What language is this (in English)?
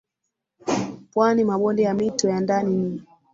Swahili